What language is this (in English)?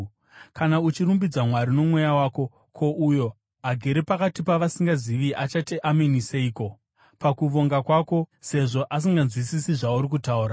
Shona